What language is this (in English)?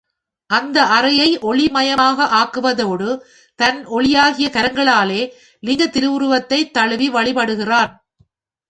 Tamil